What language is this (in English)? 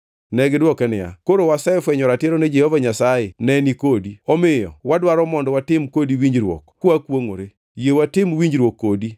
Luo (Kenya and Tanzania)